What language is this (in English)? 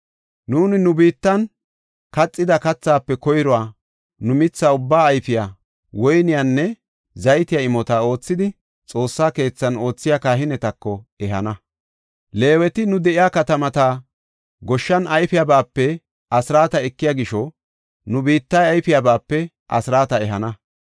Gofa